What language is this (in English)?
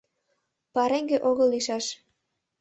Mari